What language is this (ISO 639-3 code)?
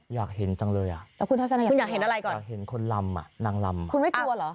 tha